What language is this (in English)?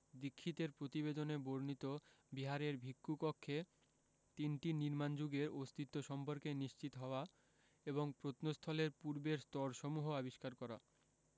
Bangla